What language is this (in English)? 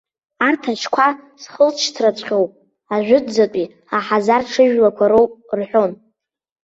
Abkhazian